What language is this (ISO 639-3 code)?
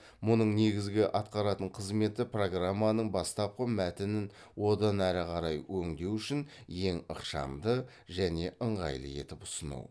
kaz